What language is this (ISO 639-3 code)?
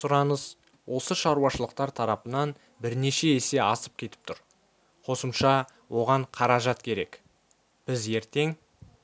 kaz